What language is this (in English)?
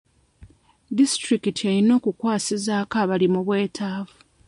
Ganda